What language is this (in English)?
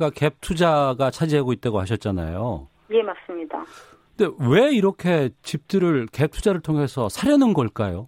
Korean